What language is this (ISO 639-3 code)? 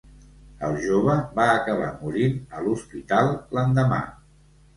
cat